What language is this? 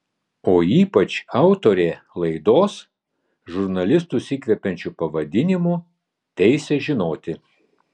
Lithuanian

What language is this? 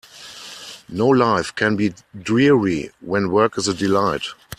English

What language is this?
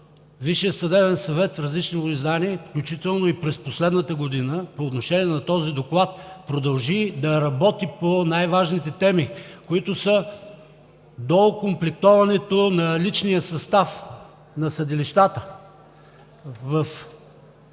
Bulgarian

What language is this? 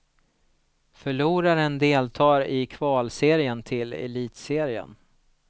Swedish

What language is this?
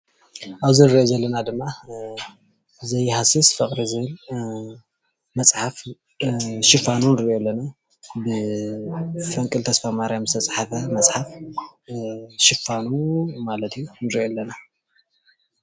Tigrinya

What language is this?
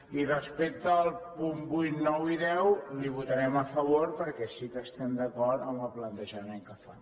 Catalan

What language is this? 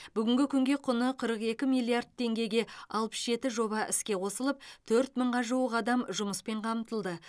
Kazakh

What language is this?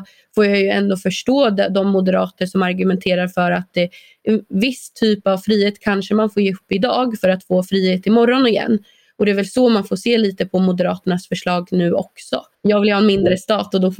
Swedish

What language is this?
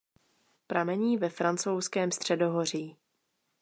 Czech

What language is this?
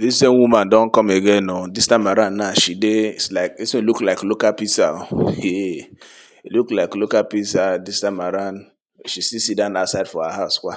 Nigerian Pidgin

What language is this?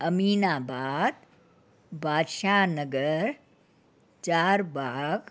Sindhi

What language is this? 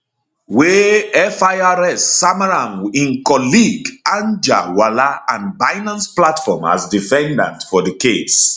Nigerian Pidgin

